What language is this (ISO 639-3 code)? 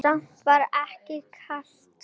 isl